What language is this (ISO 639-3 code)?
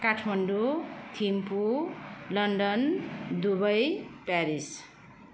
nep